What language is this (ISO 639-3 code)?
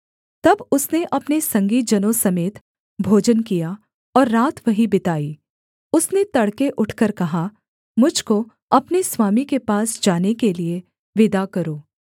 hin